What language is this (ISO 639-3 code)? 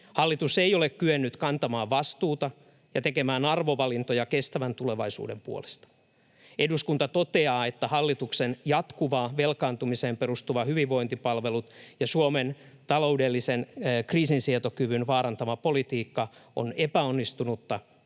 fin